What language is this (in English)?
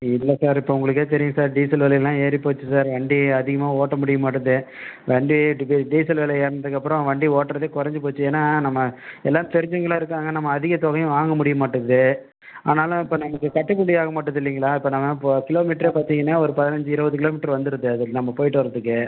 Tamil